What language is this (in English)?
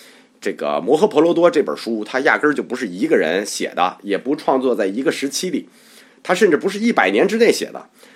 Chinese